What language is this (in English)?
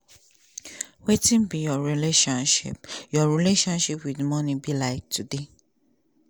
Nigerian Pidgin